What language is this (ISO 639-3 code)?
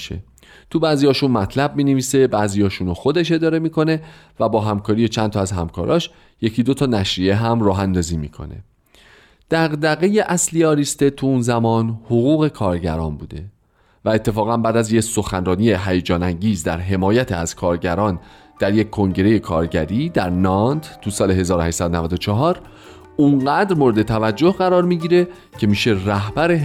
fas